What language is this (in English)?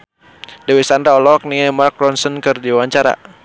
Sundanese